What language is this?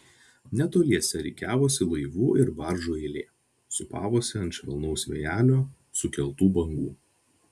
Lithuanian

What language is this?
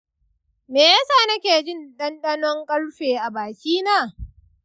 Hausa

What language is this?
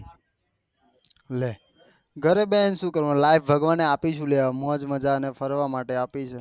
Gujarati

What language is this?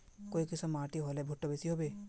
Magahi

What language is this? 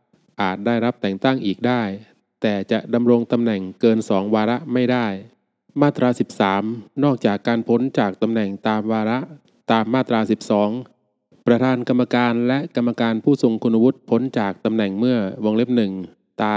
Thai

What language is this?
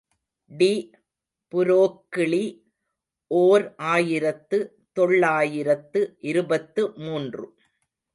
Tamil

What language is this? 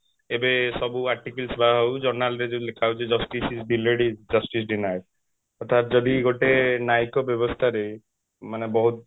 Odia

